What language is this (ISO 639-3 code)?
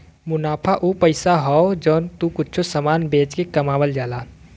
bho